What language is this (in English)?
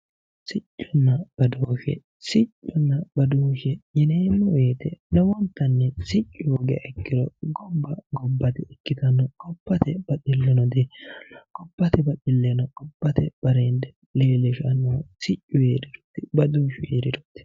Sidamo